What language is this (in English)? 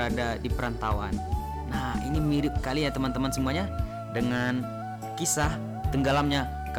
Indonesian